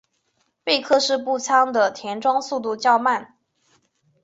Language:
Chinese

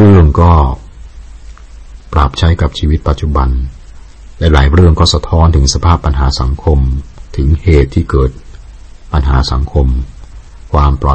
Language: Thai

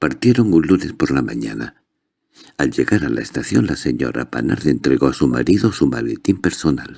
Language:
Spanish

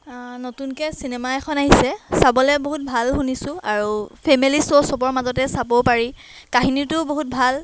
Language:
Assamese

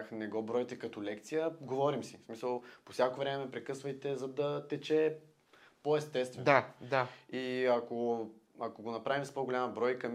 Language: Bulgarian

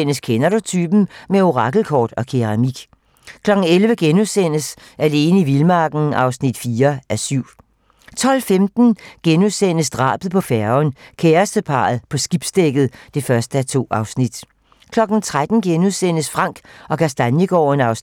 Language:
Danish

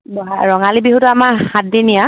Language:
Assamese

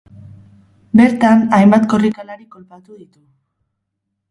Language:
Basque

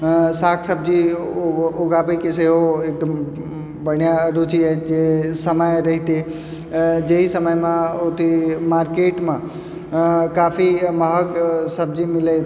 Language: Maithili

